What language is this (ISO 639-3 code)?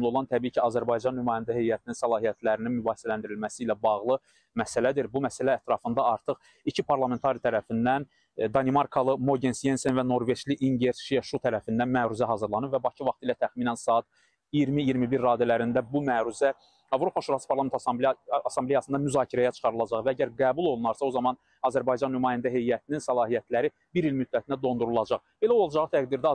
tur